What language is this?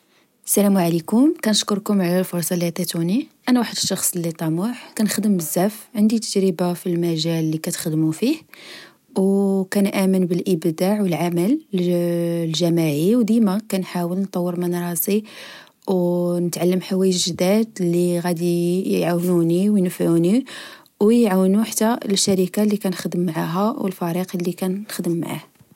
Moroccan Arabic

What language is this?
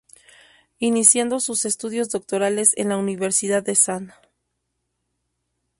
Spanish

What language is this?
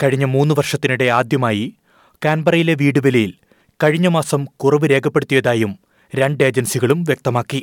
Malayalam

